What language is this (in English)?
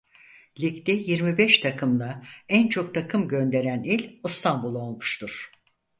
Turkish